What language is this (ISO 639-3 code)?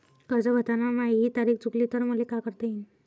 mar